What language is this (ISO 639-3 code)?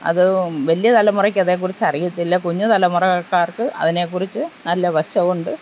mal